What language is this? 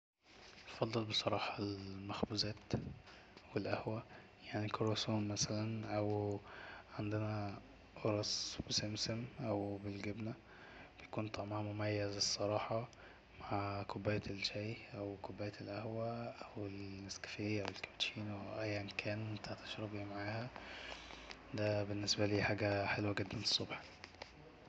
Egyptian Arabic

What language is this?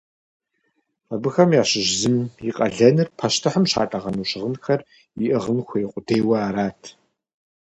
Kabardian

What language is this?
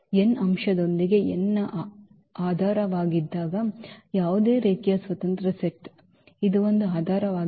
Kannada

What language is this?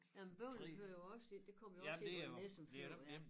Danish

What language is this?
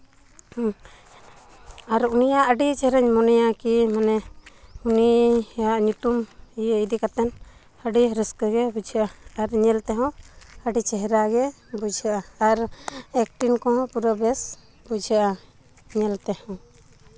Santali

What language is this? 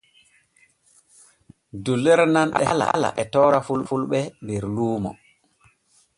Borgu Fulfulde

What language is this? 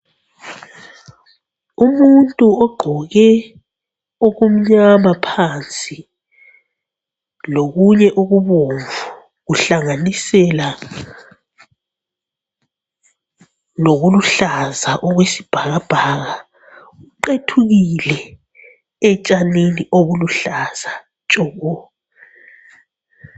North Ndebele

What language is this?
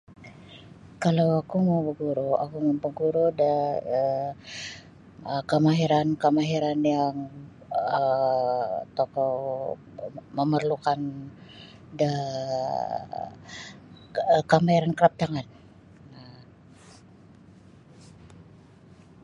Sabah Bisaya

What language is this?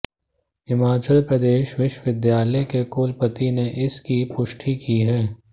Hindi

